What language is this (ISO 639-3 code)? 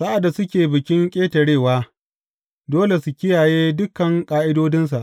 hau